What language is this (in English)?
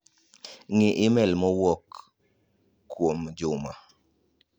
Luo (Kenya and Tanzania)